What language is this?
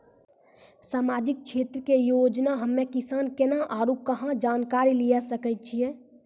Maithili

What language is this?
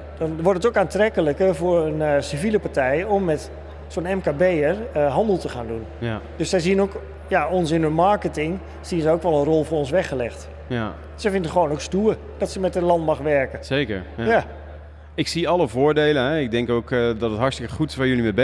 Dutch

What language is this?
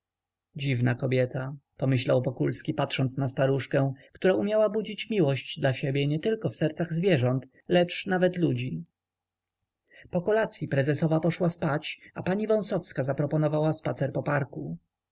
Polish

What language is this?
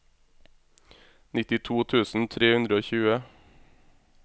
Norwegian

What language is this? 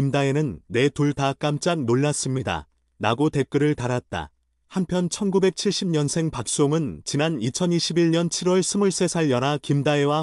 Korean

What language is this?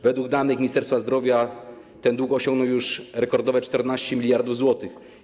Polish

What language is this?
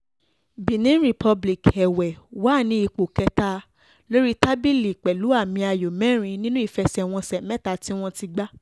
Yoruba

